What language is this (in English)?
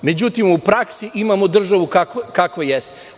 Serbian